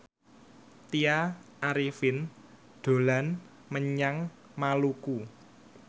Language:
Javanese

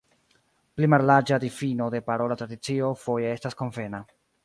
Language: Esperanto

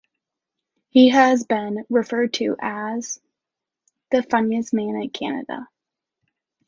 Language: English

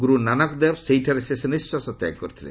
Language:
Odia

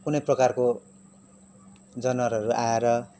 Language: Nepali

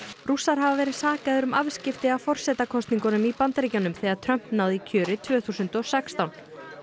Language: Icelandic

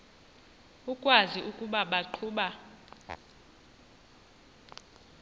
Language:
Xhosa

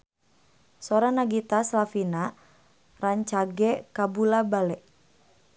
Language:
Sundanese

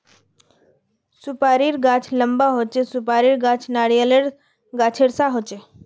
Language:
Magahi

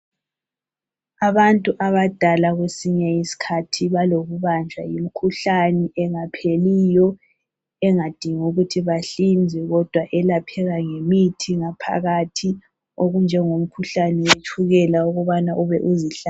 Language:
North Ndebele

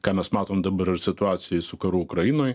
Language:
Lithuanian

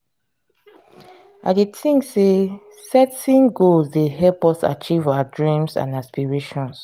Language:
Nigerian Pidgin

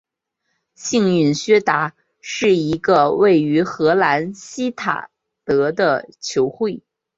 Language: Chinese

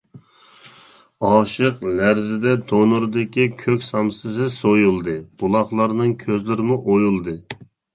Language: Uyghur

